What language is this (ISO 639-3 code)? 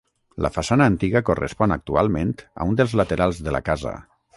cat